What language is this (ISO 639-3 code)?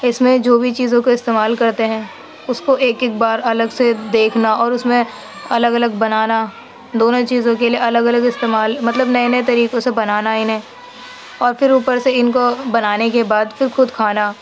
urd